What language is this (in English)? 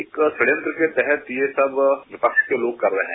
Hindi